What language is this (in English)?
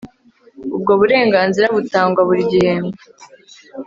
Kinyarwanda